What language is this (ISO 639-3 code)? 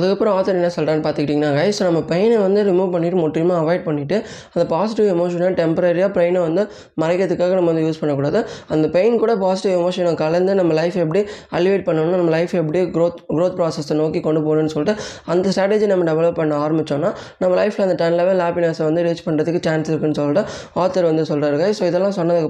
tam